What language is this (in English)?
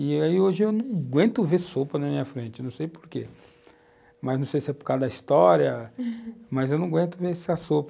Portuguese